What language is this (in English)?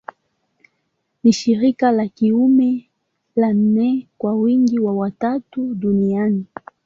Swahili